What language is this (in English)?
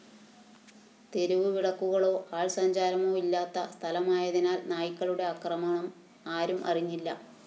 Malayalam